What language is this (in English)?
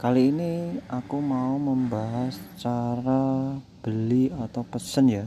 Indonesian